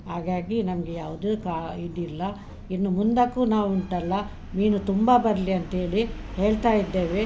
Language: Kannada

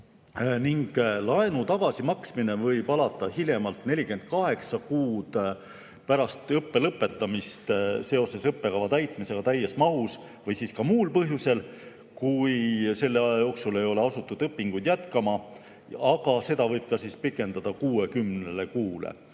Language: Estonian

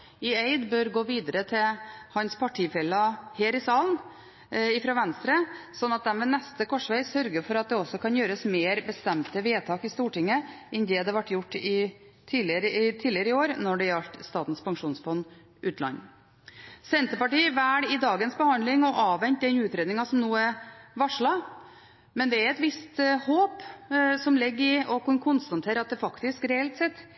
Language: Norwegian Bokmål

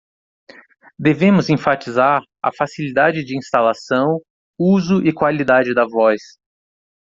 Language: Portuguese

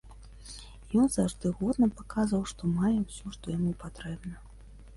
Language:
Belarusian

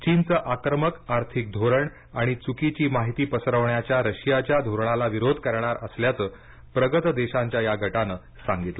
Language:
Marathi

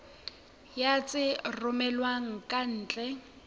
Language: Southern Sotho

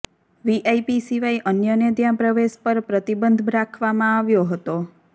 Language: Gujarati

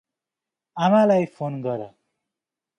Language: Nepali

